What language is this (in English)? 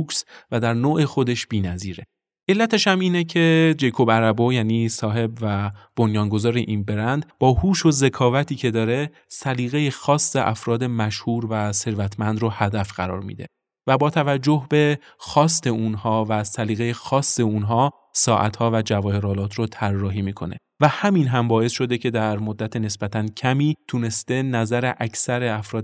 Persian